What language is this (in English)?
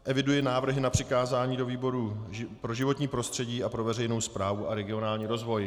Czech